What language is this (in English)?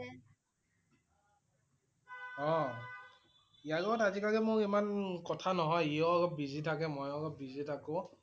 Assamese